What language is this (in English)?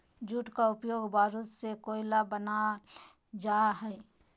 Magahi